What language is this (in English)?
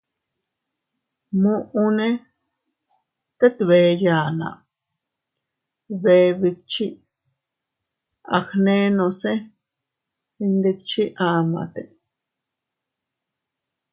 Teutila Cuicatec